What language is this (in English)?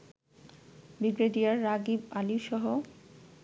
Bangla